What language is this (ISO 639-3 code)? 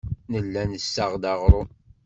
kab